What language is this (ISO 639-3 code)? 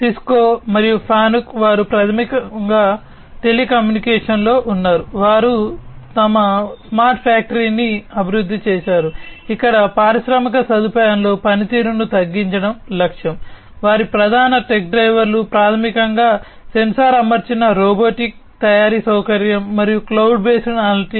tel